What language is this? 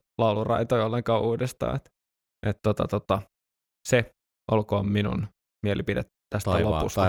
Finnish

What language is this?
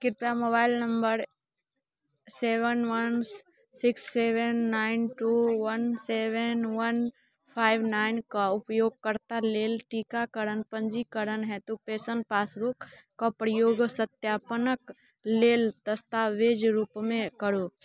Maithili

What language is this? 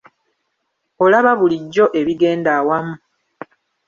Ganda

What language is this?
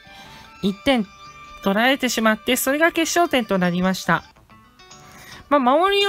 Japanese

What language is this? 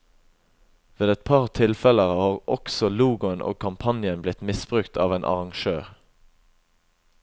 Norwegian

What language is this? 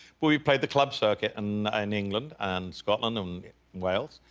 English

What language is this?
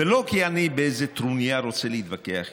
Hebrew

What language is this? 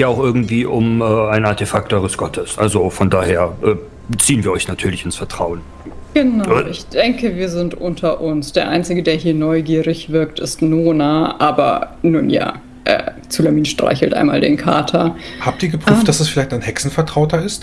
German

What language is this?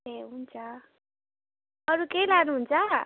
Nepali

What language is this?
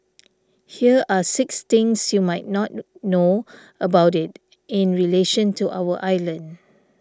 English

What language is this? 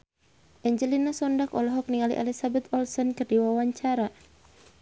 Sundanese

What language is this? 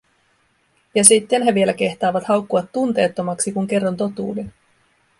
Finnish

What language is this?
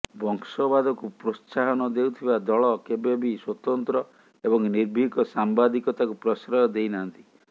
Odia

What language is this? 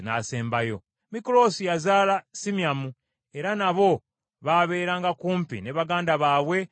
Ganda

